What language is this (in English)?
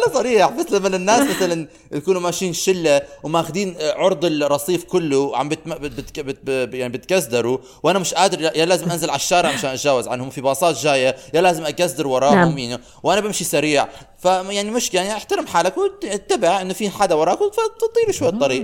Arabic